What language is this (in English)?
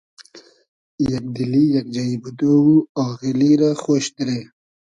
Hazaragi